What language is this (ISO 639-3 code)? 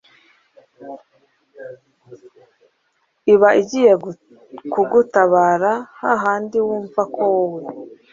kin